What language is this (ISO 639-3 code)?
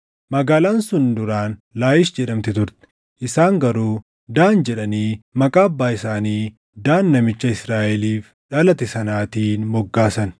orm